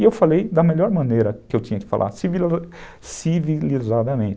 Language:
Portuguese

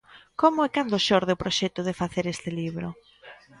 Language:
Galician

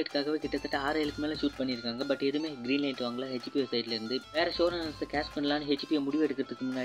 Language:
Malayalam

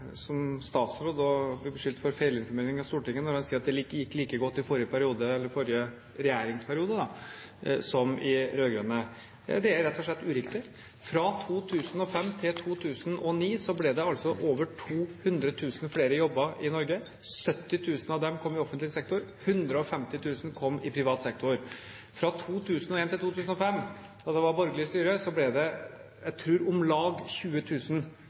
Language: Norwegian Bokmål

